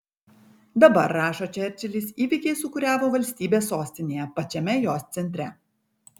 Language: Lithuanian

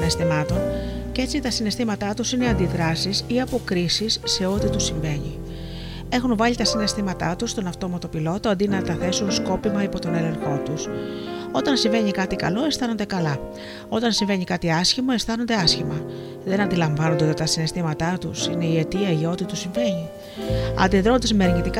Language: Greek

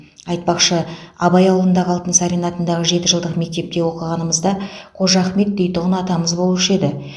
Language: Kazakh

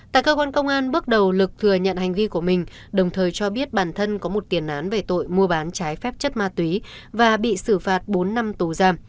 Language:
Vietnamese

